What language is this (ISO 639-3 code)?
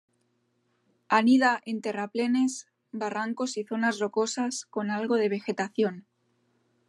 spa